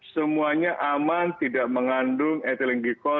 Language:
Indonesian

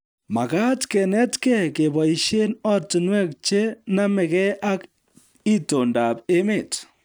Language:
Kalenjin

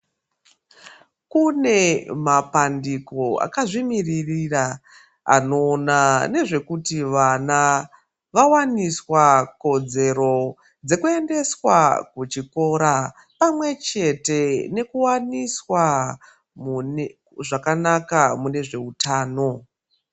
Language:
Ndau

